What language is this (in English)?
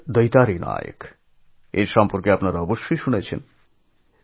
Bangla